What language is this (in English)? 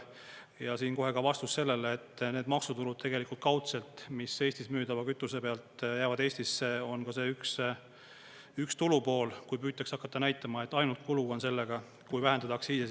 Estonian